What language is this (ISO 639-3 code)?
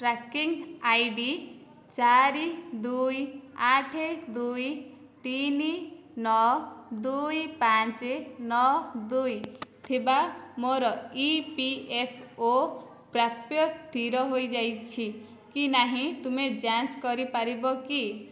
ori